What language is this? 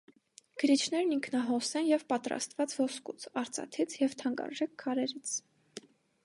Armenian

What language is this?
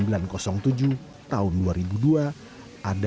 Indonesian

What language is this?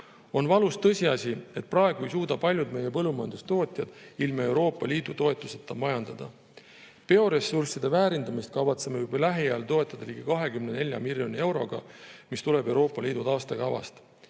Estonian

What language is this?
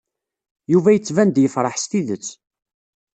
Kabyle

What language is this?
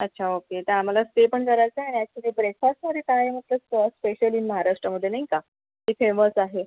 Marathi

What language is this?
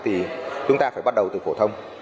Vietnamese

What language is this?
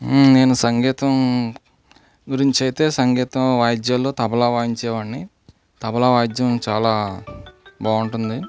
Telugu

